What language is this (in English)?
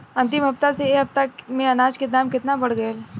Bhojpuri